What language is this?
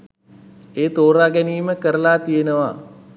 Sinhala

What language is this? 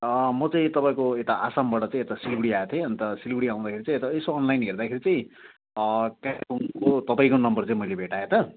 Nepali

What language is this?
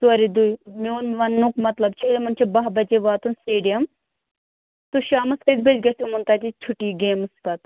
Kashmiri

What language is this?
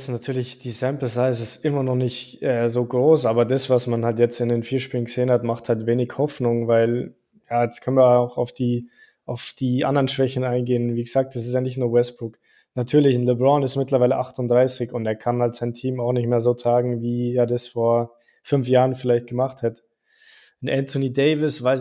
German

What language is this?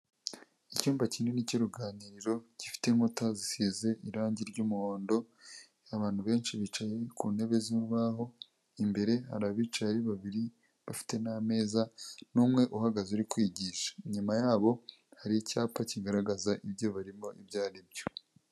Kinyarwanda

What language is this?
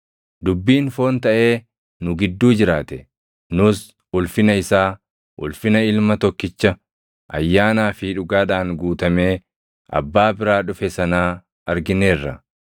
Oromo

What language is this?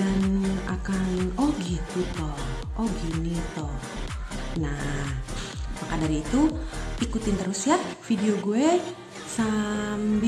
Indonesian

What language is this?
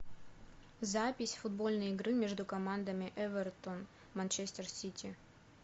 Russian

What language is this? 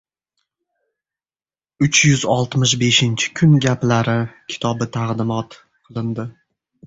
Uzbek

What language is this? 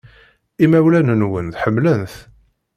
Kabyle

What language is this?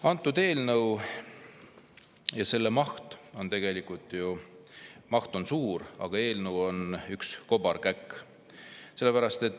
Estonian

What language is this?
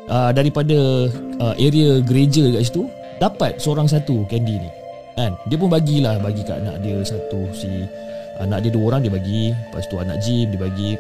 Malay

